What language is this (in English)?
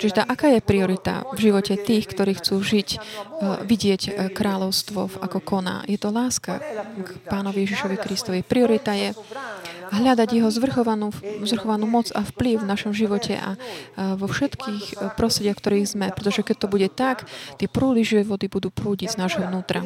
Slovak